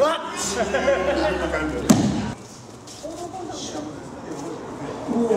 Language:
Japanese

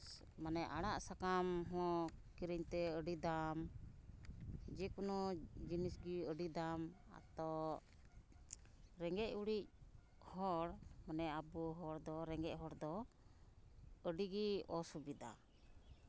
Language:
Santali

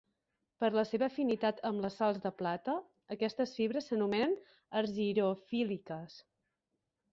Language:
Catalan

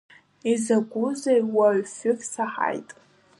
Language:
Abkhazian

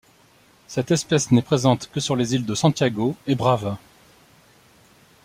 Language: French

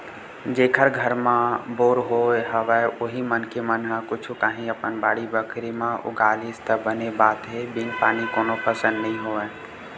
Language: Chhattisgarhi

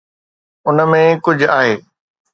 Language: Sindhi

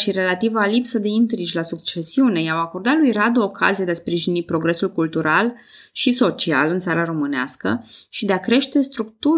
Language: Romanian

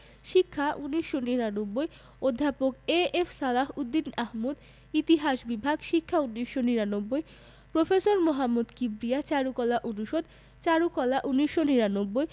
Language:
Bangla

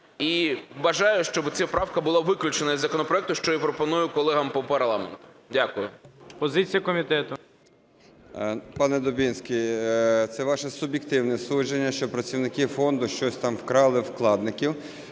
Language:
Ukrainian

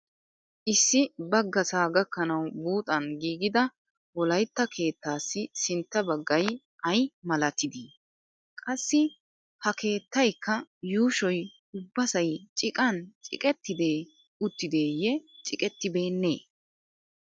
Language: Wolaytta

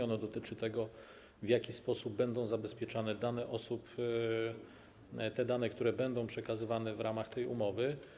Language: Polish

